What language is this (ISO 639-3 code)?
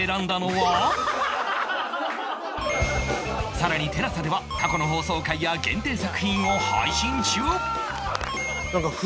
jpn